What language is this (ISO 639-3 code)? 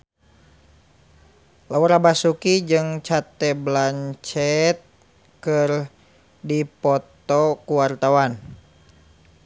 sun